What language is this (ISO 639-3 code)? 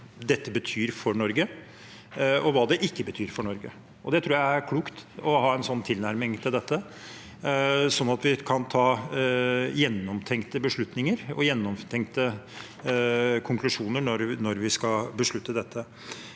nor